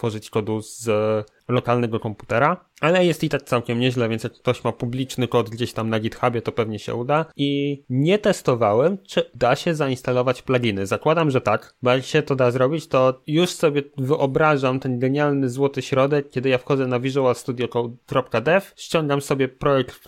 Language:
Polish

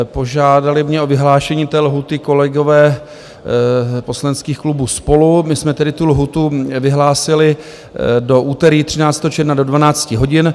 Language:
Czech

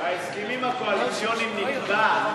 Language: Hebrew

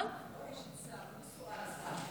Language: Hebrew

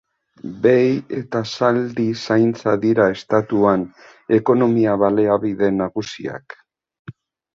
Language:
Basque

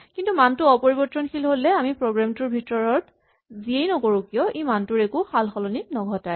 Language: Assamese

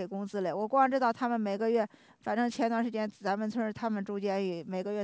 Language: Chinese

